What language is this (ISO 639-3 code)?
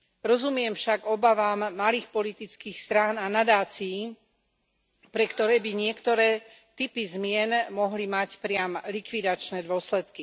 slk